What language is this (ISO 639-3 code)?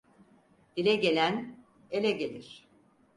tur